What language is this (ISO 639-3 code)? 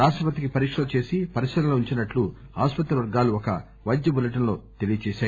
tel